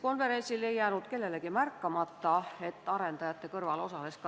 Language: Estonian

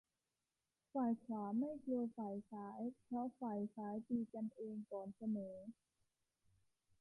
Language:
Thai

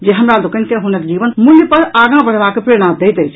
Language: Maithili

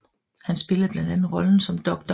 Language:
Danish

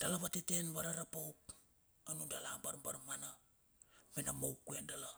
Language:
Bilur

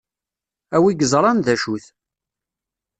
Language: Kabyle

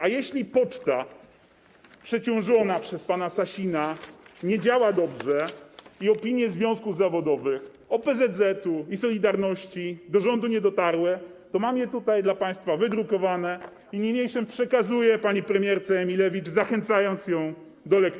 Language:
Polish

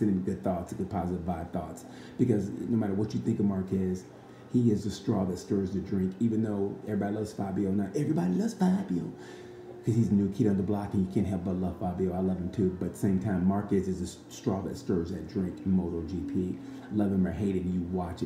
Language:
English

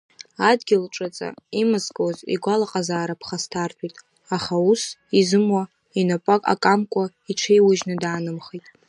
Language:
Abkhazian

